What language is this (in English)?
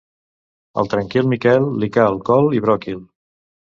Catalan